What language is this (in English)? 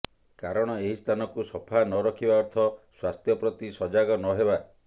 Odia